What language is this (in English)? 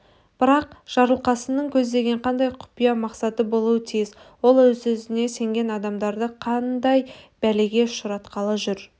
Kazakh